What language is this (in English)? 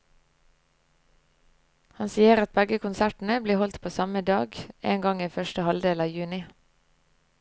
Norwegian